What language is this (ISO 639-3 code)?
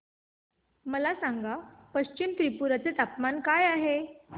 mar